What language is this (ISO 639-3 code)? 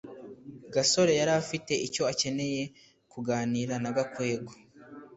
kin